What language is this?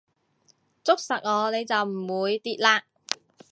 Cantonese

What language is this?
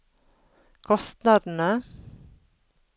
Norwegian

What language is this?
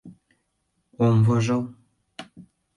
Mari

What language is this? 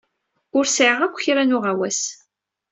Kabyle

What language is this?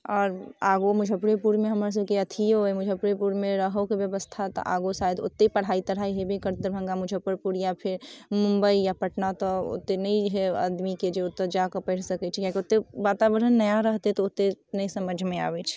Maithili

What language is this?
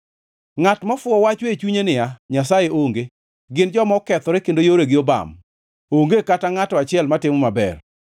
Luo (Kenya and Tanzania)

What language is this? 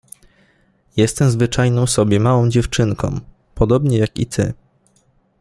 Polish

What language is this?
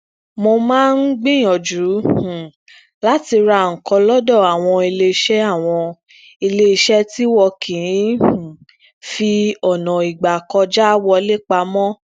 Yoruba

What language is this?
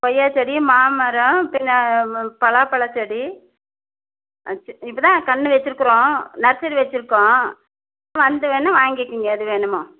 Tamil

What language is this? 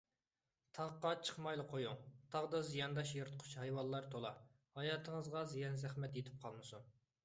Uyghur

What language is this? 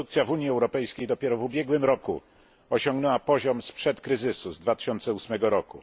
Polish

